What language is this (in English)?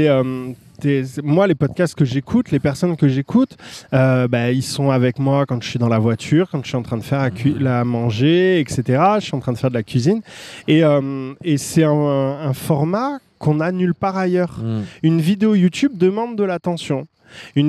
French